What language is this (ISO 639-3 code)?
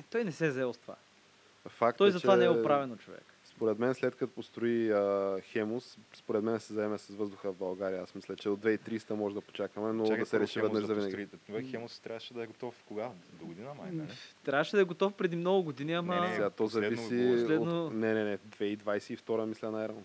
bul